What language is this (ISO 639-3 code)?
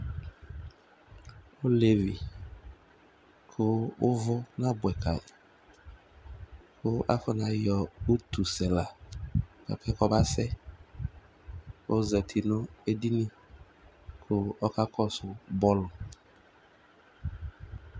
kpo